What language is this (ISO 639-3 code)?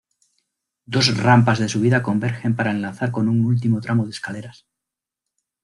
spa